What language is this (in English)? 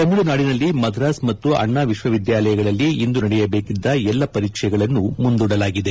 Kannada